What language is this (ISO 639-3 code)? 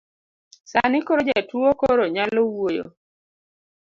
luo